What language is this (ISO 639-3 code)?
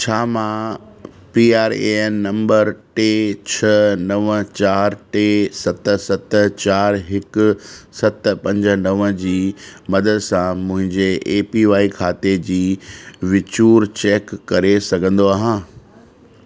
snd